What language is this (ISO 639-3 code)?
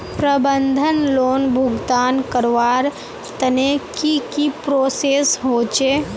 mag